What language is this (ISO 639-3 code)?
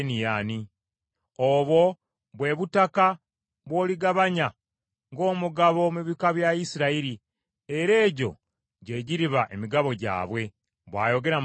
lug